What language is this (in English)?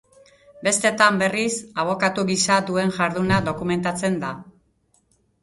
Basque